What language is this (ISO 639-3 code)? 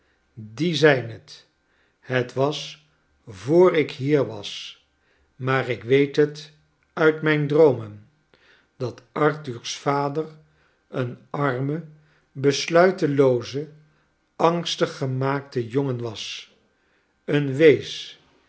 nld